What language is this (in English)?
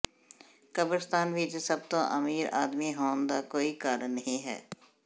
Punjabi